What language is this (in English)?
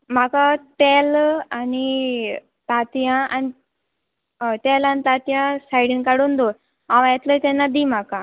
Konkani